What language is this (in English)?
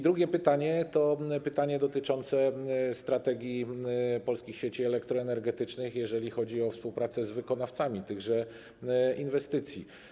Polish